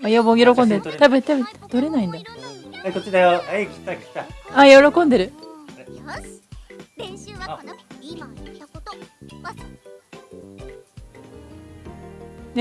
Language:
Japanese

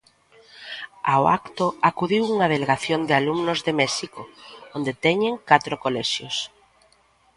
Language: Galician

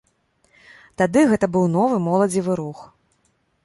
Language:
Belarusian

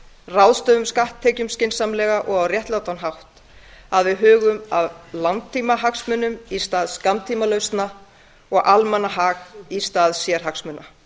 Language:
Icelandic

